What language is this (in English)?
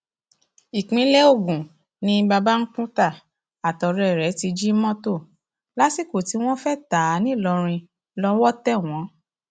Yoruba